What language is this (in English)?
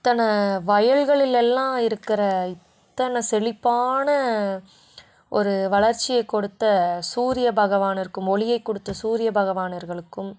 Tamil